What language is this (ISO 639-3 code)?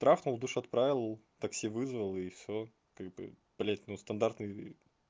rus